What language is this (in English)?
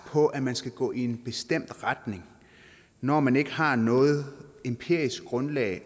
Danish